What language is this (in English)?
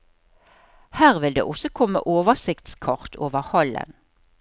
Norwegian